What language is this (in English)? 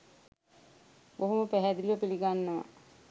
Sinhala